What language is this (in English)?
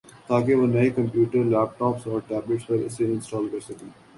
Urdu